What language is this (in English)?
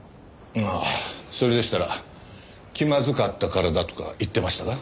Japanese